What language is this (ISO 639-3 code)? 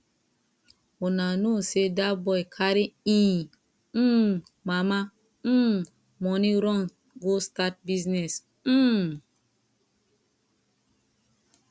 pcm